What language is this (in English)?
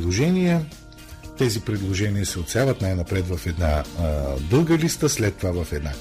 Bulgarian